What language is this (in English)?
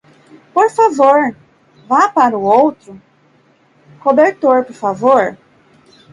Portuguese